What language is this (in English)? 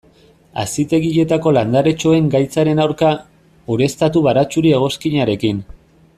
Basque